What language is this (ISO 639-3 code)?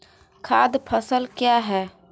hin